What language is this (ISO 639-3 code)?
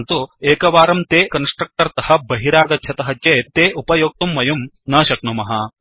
san